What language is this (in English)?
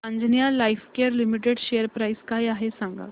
Marathi